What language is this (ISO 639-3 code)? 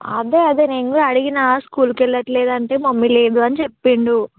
tel